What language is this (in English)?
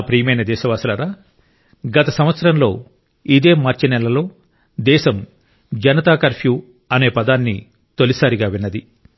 Telugu